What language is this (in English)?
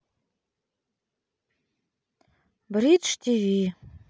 Russian